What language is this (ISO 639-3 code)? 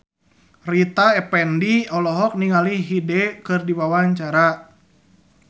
sun